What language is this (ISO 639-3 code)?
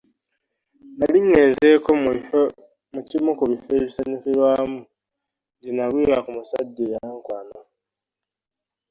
lug